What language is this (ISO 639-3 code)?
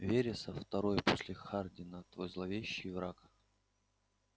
rus